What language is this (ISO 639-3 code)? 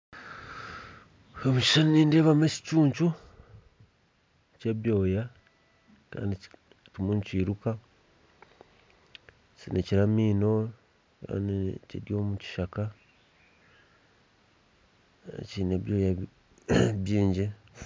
nyn